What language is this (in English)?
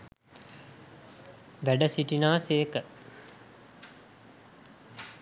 Sinhala